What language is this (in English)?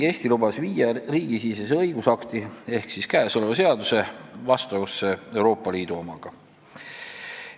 Estonian